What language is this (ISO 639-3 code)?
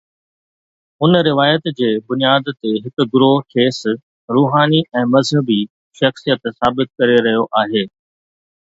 snd